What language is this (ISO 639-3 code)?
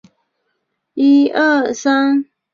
zho